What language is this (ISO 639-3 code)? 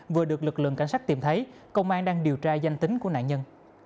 vie